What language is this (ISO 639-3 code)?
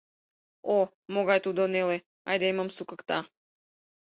chm